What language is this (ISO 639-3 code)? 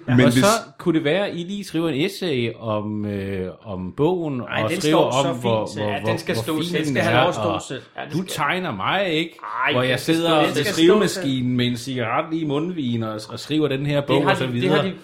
dan